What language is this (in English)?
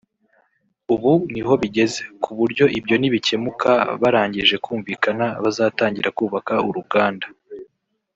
Kinyarwanda